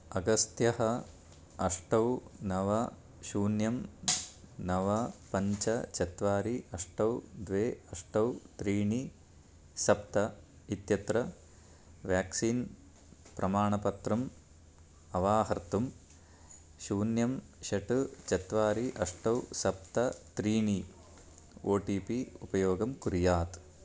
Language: Sanskrit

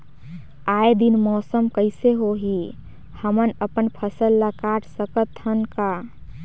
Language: Chhattisgarhi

